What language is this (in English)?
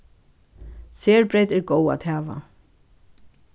Faroese